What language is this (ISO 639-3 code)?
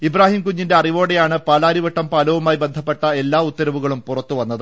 mal